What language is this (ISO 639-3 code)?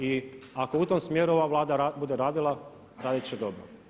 hrv